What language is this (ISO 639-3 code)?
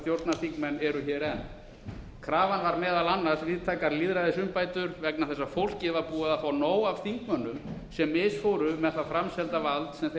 isl